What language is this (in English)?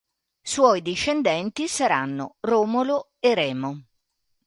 Italian